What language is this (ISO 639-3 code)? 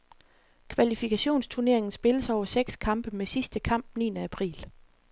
dan